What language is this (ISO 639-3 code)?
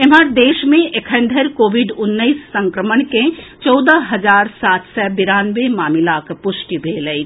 mai